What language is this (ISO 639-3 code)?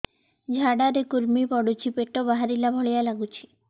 ori